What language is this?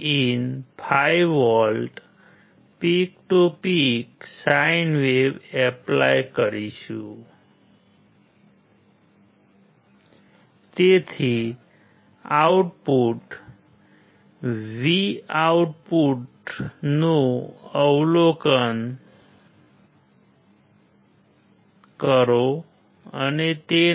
Gujarati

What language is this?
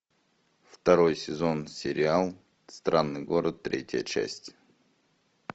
Russian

